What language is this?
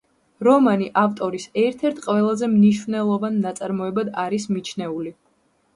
Georgian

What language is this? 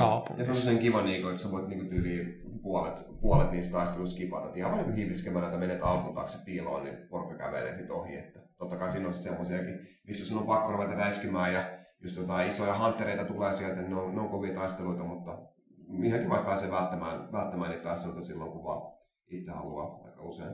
Finnish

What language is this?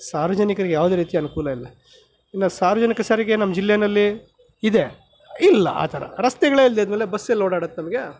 Kannada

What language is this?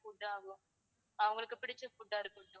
Tamil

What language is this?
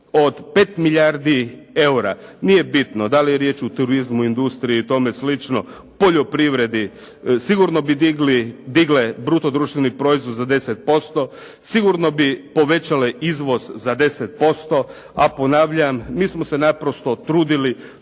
Croatian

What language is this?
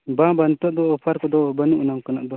Santali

